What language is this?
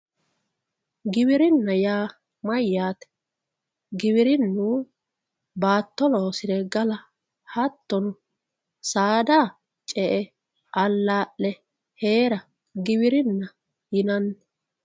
Sidamo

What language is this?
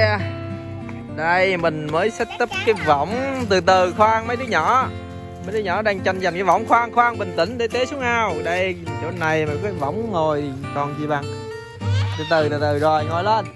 Vietnamese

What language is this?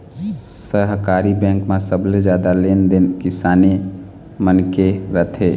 Chhattisgarhi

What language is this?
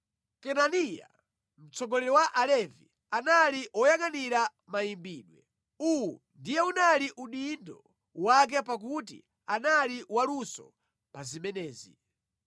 Nyanja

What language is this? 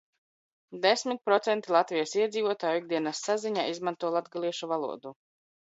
Latvian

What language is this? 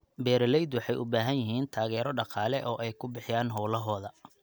Somali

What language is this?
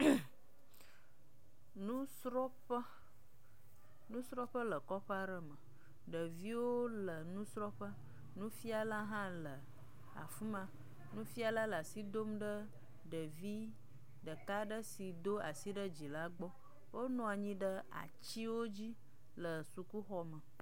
Ewe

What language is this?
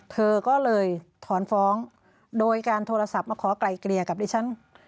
Thai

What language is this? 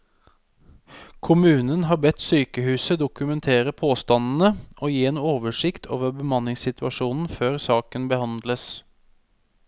Norwegian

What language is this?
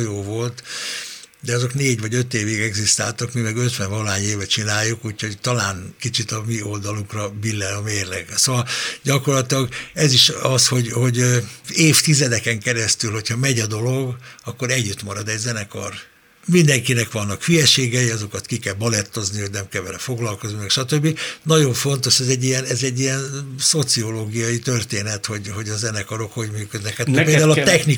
Hungarian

